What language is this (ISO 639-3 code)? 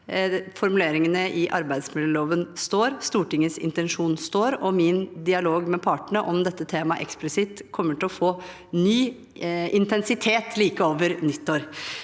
nor